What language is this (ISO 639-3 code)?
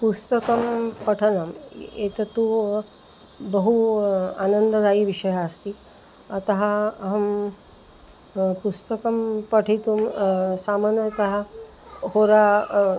san